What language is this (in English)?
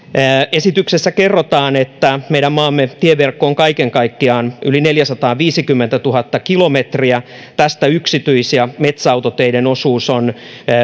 Finnish